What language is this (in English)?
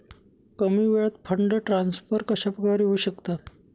Marathi